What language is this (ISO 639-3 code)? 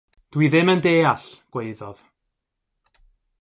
cym